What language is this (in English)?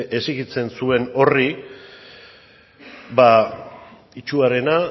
Basque